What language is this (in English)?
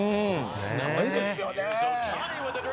Japanese